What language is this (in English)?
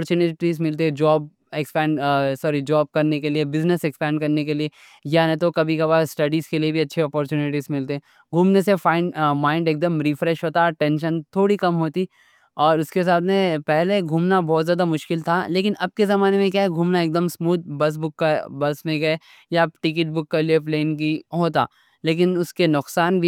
Deccan